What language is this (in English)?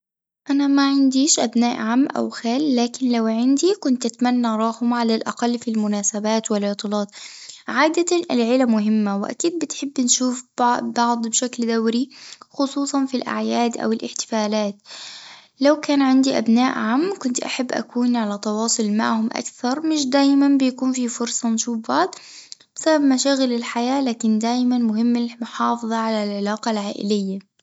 Tunisian Arabic